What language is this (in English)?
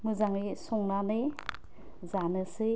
Bodo